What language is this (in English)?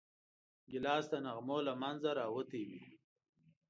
Pashto